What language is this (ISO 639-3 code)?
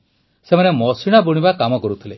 ori